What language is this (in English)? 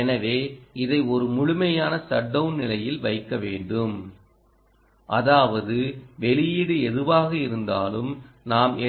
Tamil